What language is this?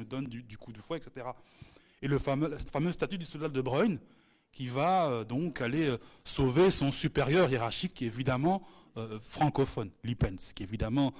French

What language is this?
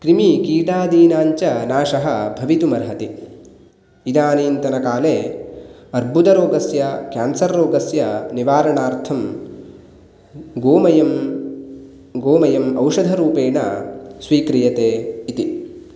Sanskrit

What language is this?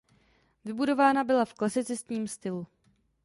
Czech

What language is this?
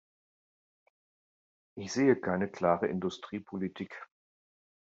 German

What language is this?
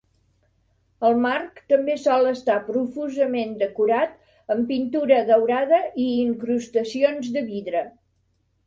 Catalan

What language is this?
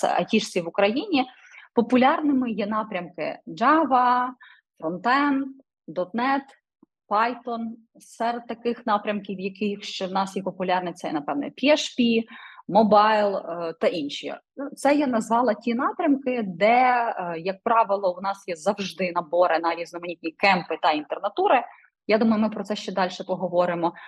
Ukrainian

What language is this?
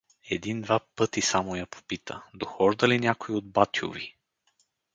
Bulgarian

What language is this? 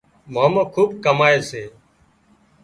Wadiyara Koli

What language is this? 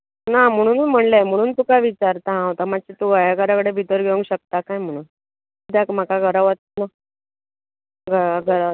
Konkani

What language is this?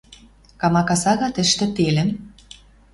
Western Mari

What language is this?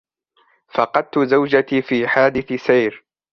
Arabic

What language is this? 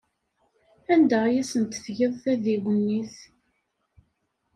Kabyle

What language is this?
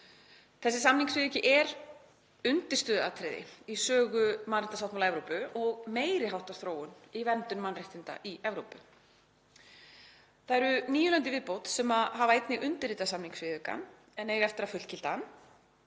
Icelandic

